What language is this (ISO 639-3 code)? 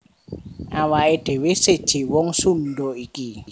jav